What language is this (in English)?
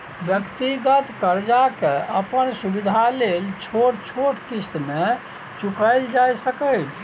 Maithili